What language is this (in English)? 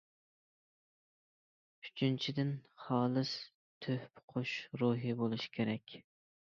Uyghur